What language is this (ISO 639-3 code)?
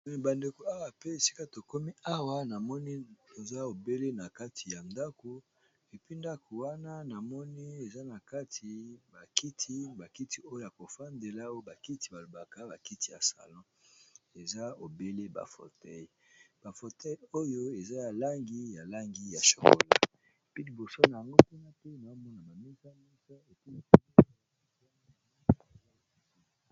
lin